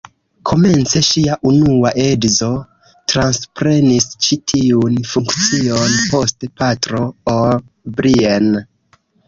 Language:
Esperanto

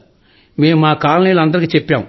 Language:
Telugu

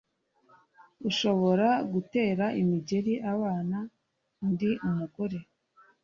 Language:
Kinyarwanda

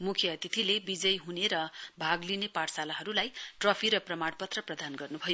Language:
Nepali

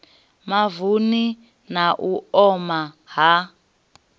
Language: Venda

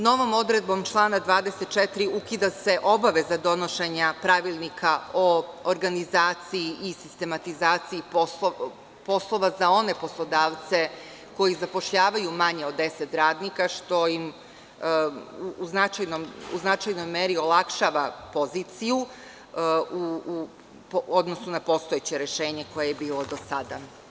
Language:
Serbian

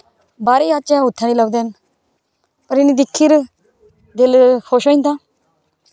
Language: Dogri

